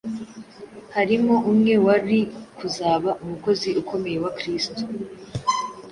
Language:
Kinyarwanda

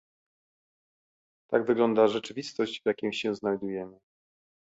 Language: Polish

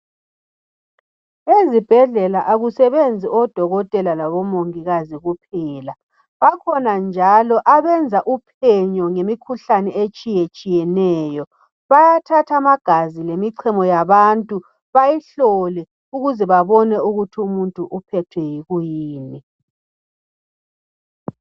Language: North Ndebele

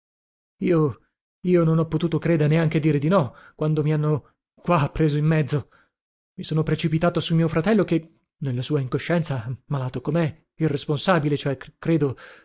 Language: Italian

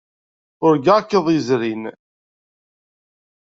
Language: Kabyle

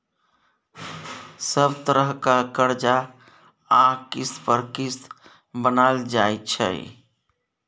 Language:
Maithili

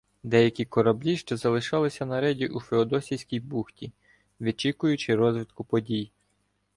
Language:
Ukrainian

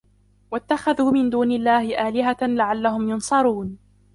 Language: Arabic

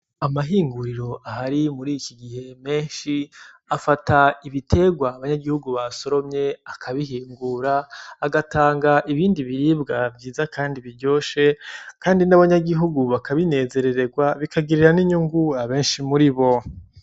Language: Rundi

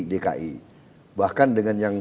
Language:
Indonesian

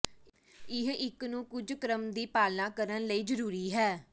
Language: Punjabi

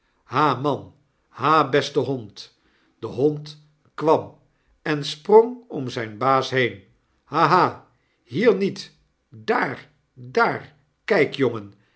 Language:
Dutch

